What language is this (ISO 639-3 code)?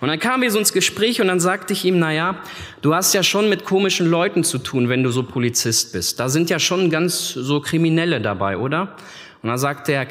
deu